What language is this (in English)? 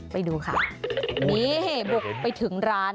Thai